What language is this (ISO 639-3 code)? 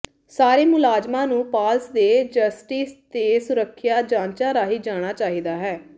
pan